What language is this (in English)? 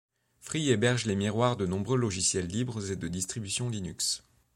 French